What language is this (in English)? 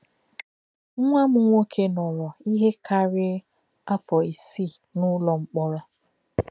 Igbo